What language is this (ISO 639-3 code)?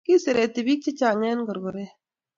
kln